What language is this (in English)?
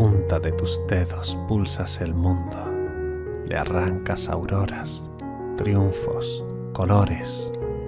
Spanish